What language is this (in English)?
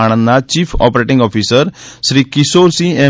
Gujarati